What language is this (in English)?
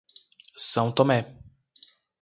Portuguese